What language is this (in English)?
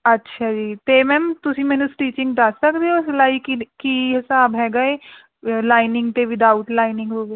Punjabi